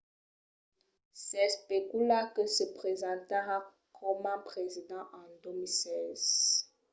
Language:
Occitan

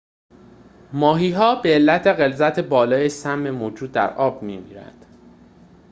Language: Persian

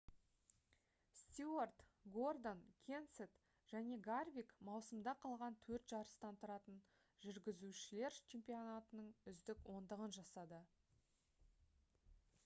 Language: Kazakh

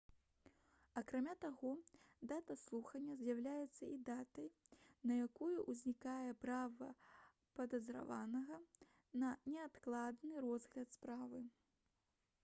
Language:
Belarusian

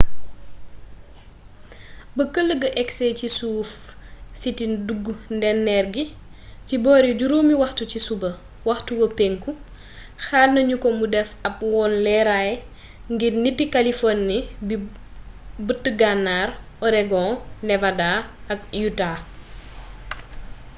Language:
Wolof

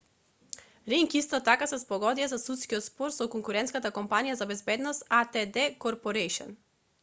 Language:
Macedonian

